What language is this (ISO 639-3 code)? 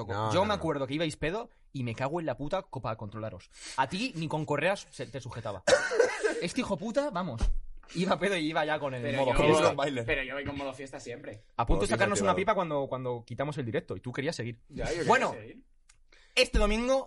spa